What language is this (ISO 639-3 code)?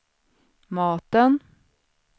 swe